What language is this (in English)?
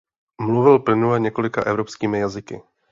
Czech